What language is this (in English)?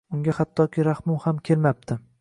Uzbek